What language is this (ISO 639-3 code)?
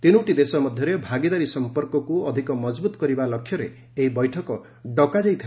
ori